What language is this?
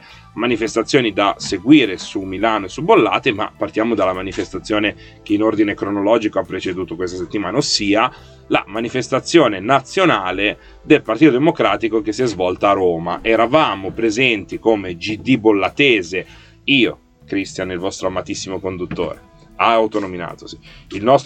Italian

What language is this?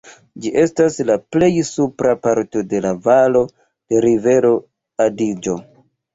Esperanto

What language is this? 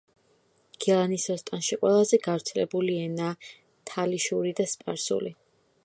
Georgian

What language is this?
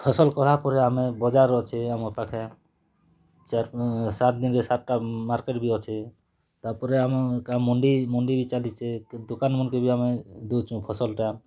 Odia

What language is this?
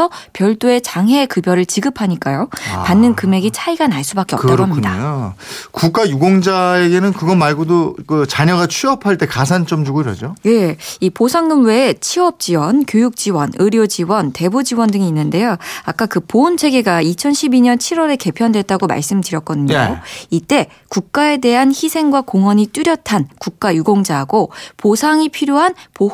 Korean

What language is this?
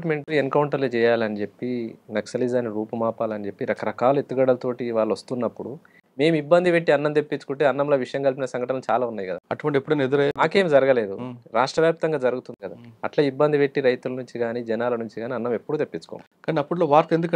Telugu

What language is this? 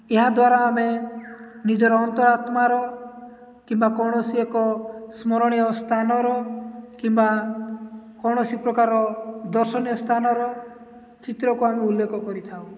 Odia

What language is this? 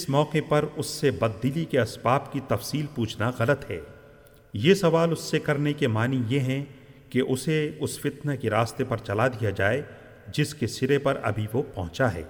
Urdu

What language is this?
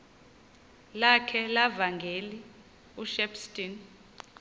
Xhosa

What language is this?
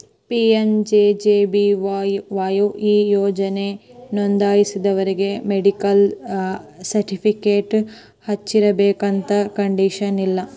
Kannada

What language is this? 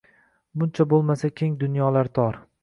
Uzbek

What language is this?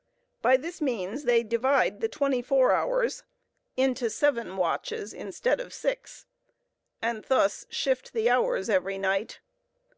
English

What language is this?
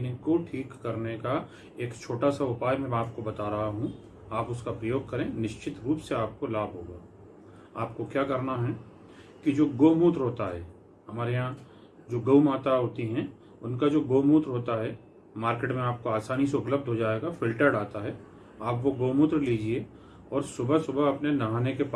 Hindi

